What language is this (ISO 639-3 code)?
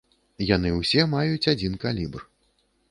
bel